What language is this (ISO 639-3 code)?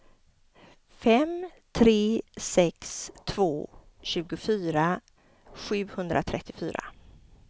swe